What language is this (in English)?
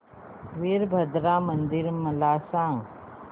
Marathi